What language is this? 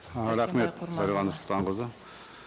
Kazakh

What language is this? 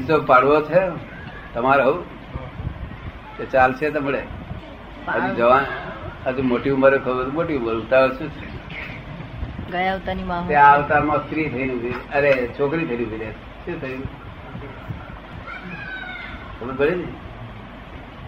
Gujarati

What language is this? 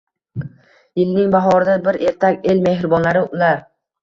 Uzbek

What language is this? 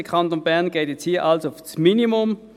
Swiss German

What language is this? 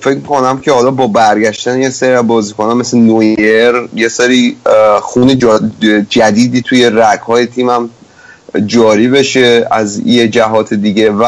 Persian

